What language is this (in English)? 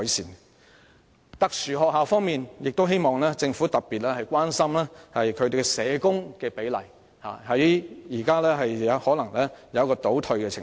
Cantonese